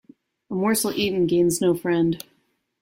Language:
English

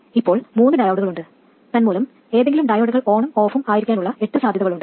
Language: Malayalam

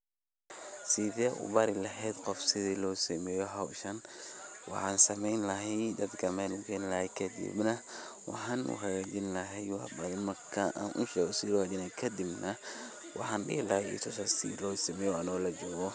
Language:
Somali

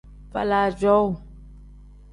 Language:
Tem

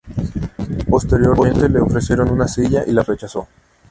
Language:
Spanish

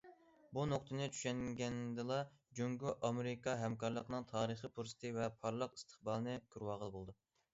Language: Uyghur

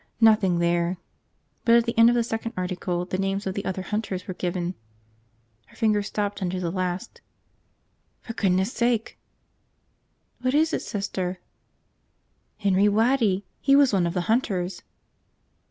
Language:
English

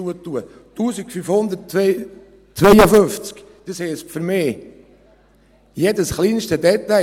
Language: Swiss German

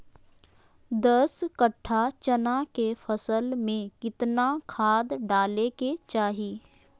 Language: Magahi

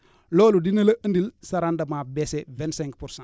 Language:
Wolof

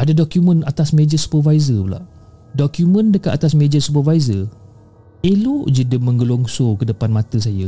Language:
Malay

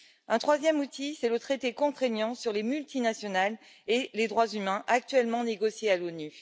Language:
French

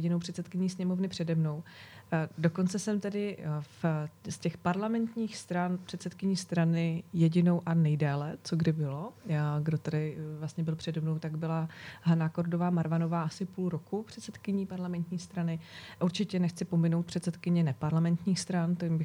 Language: Czech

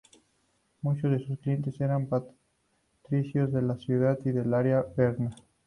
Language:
Spanish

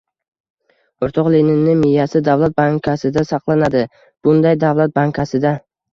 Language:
Uzbek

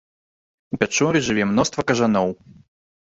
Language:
Belarusian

